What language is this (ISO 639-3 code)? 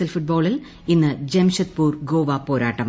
mal